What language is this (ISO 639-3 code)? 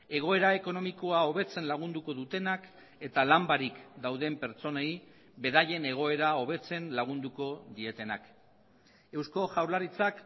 eus